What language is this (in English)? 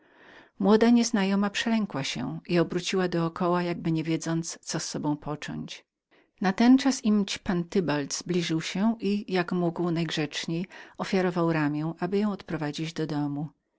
Polish